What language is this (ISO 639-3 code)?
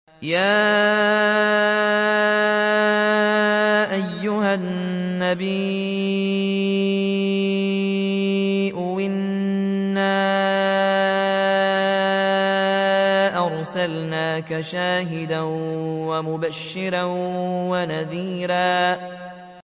ara